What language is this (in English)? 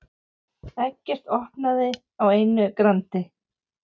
Icelandic